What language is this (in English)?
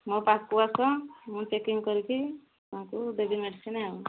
Odia